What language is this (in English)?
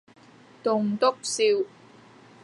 Cantonese